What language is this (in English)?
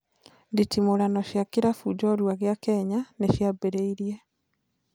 Kikuyu